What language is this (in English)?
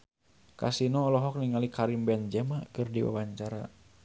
Sundanese